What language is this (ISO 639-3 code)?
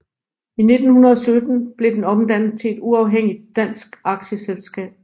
dan